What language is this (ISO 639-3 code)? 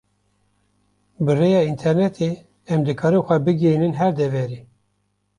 kur